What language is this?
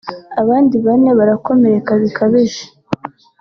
Kinyarwanda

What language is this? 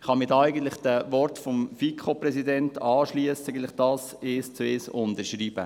Swiss German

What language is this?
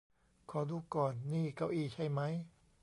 Thai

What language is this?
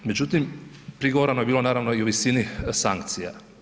Croatian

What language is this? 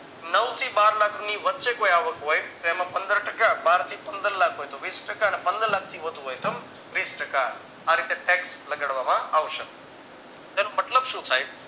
Gujarati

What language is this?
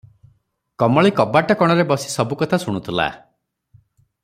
Odia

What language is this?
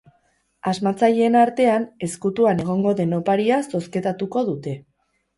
Basque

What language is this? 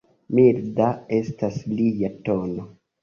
Esperanto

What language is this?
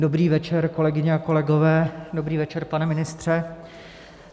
Czech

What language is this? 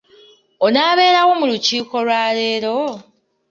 Ganda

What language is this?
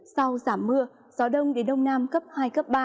Vietnamese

